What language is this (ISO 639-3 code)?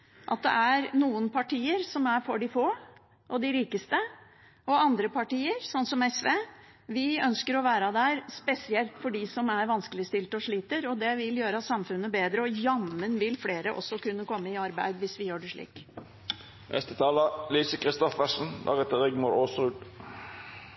nob